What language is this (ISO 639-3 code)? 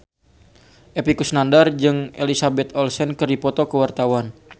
sun